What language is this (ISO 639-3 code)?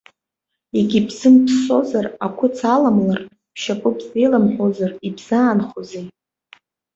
abk